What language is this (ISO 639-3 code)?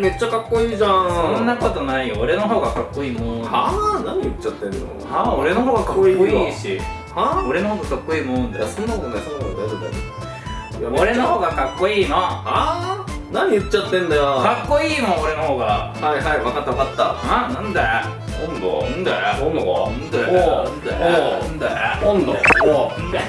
jpn